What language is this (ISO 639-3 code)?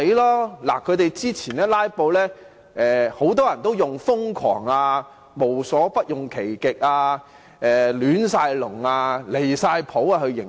yue